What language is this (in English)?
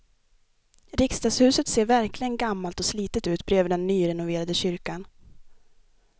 Swedish